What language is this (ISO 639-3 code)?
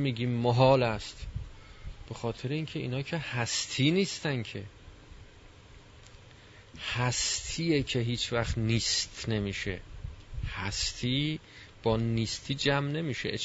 fas